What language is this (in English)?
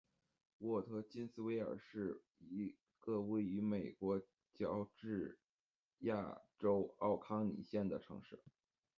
Chinese